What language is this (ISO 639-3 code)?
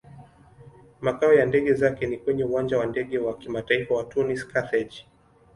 swa